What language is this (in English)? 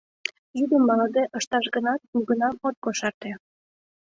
Mari